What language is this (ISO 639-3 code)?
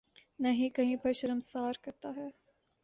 urd